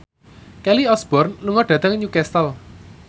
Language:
Javanese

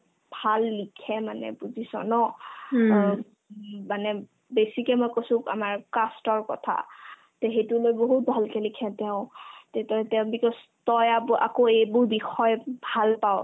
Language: Assamese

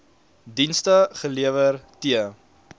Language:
Afrikaans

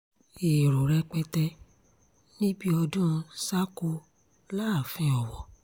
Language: Yoruba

